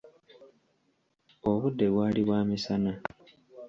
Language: Ganda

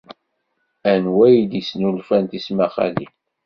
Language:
Kabyle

